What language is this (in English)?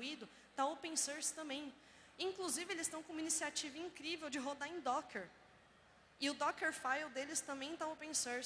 Portuguese